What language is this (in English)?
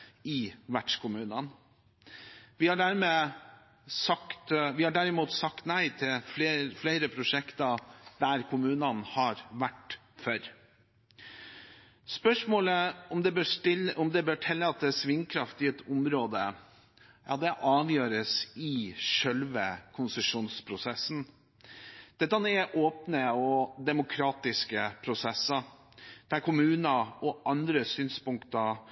Norwegian Bokmål